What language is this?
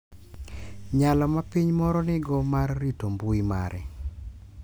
Luo (Kenya and Tanzania)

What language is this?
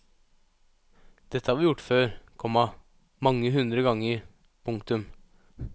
Norwegian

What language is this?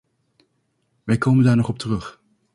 Dutch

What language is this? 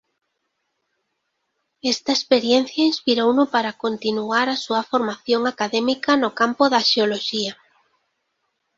Galician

